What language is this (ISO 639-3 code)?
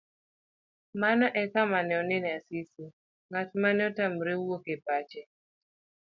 luo